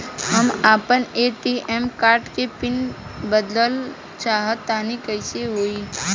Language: Bhojpuri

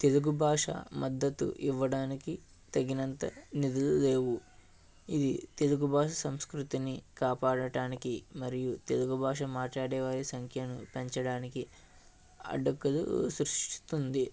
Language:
Telugu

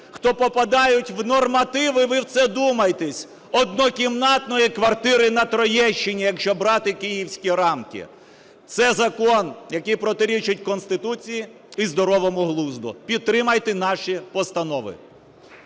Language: Ukrainian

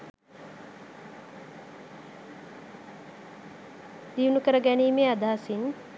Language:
Sinhala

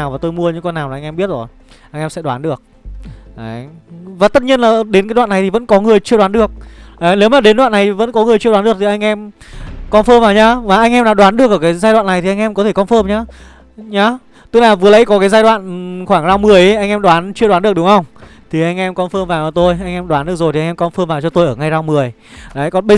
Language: Vietnamese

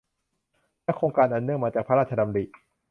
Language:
Thai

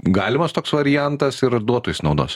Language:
Lithuanian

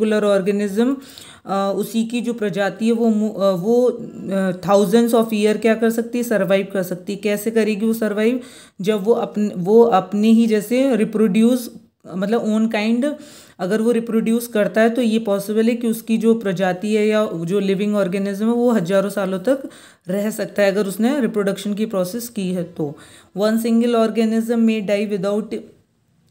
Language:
Hindi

